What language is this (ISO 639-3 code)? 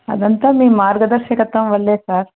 tel